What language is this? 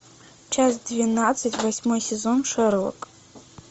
Russian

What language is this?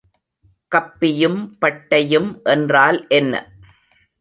Tamil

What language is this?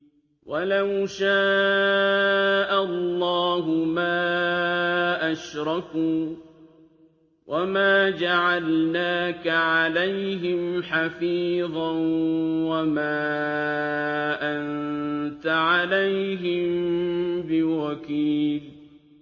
Arabic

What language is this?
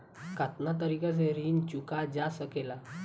Bhojpuri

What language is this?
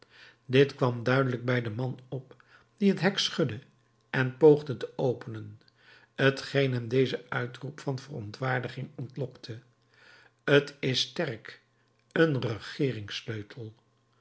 Dutch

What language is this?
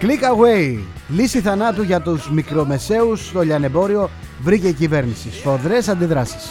Greek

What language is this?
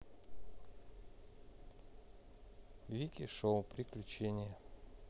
Russian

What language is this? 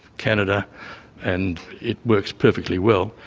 English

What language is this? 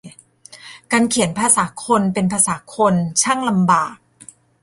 Thai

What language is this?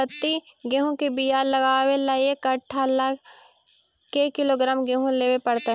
Magahi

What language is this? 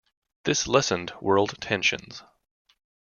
English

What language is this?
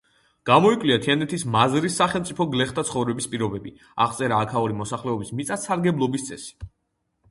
Georgian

